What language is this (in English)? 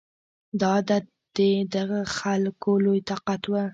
Pashto